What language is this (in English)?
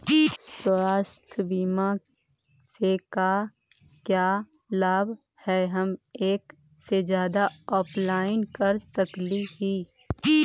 Magahi